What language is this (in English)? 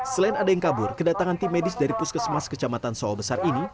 Indonesian